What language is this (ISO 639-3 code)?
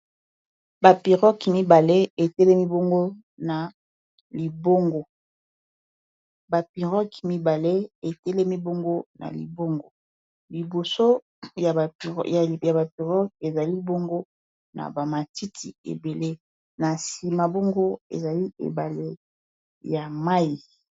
lin